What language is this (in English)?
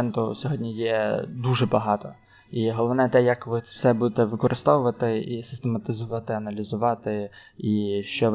Ukrainian